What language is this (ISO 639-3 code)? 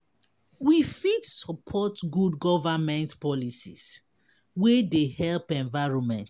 pcm